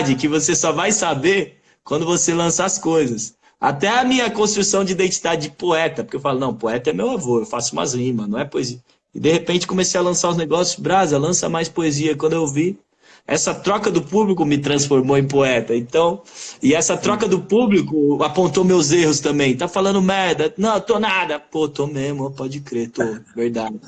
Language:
Portuguese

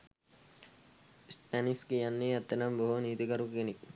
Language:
Sinhala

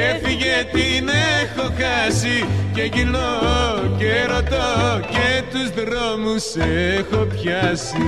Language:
Greek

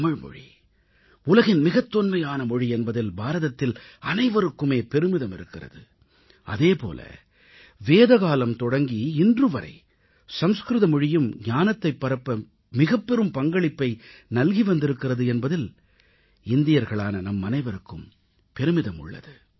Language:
Tamil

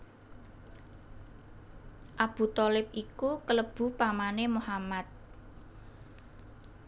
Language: Javanese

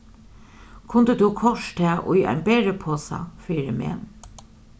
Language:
Faroese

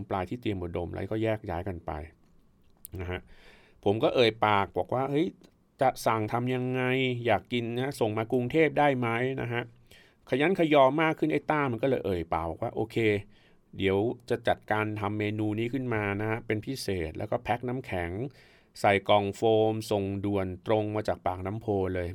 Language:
Thai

